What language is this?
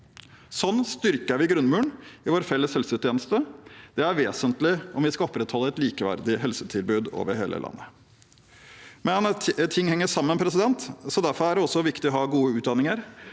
Norwegian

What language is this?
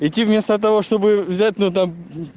Russian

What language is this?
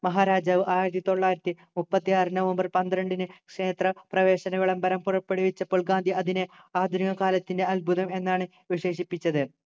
Malayalam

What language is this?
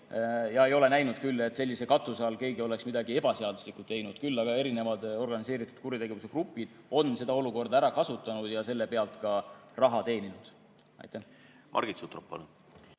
Estonian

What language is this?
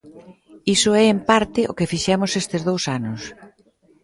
Galician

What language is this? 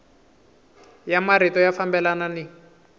Tsonga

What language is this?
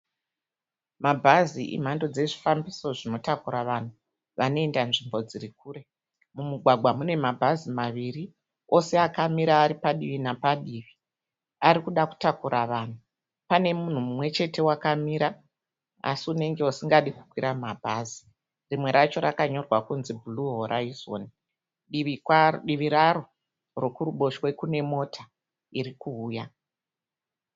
Shona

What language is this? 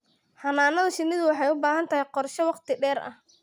Somali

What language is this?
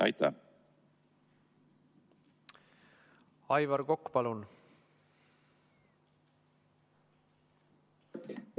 Estonian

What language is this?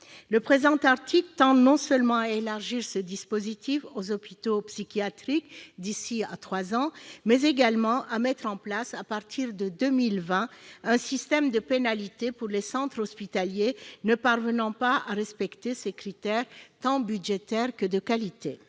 French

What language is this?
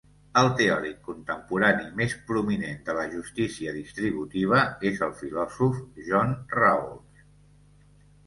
Catalan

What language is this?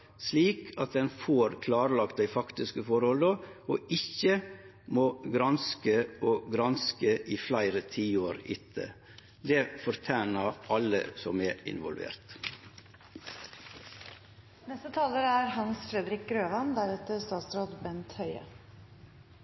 Norwegian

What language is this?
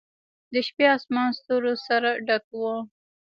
Pashto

